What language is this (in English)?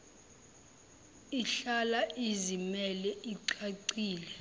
Zulu